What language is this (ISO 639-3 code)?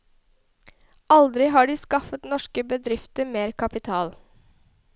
nor